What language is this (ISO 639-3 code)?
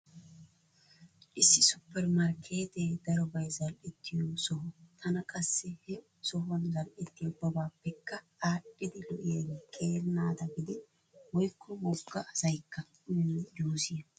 wal